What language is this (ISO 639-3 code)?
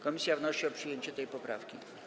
pol